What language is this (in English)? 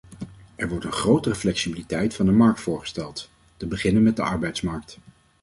Dutch